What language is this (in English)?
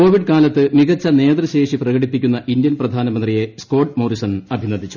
Malayalam